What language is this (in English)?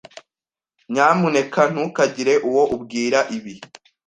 Kinyarwanda